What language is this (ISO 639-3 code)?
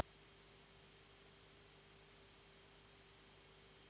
srp